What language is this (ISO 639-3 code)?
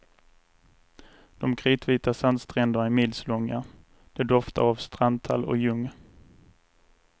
swe